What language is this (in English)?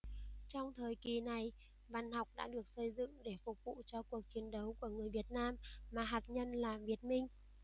Vietnamese